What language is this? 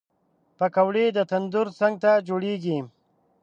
Pashto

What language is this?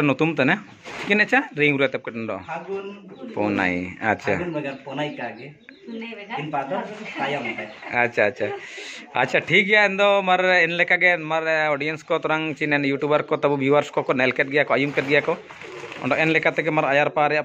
Hindi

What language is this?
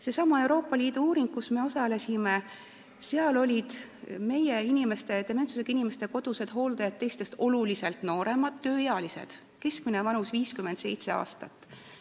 Estonian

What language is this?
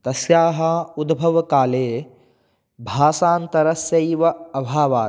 Sanskrit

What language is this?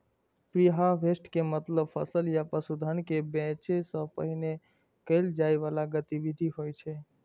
Maithili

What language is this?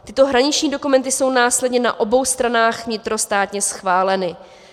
Czech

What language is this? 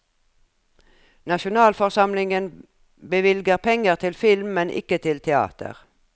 Norwegian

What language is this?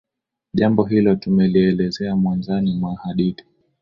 Swahili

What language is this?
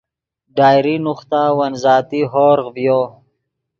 Yidgha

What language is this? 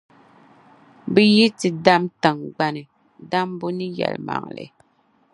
Dagbani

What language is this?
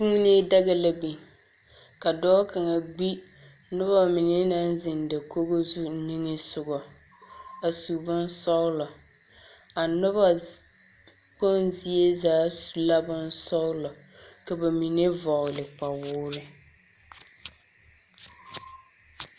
Southern Dagaare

